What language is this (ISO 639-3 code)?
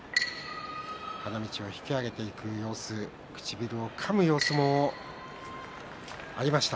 jpn